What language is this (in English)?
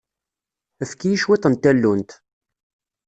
Kabyle